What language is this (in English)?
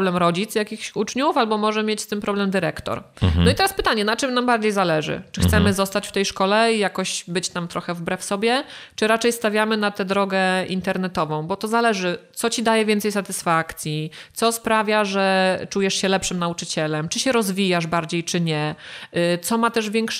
Polish